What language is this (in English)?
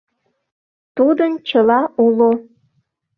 Mari